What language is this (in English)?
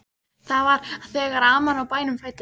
Icelandic